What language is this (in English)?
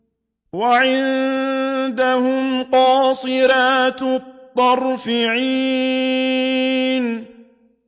Arabic